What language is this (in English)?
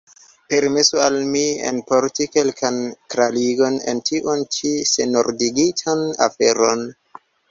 Esperanto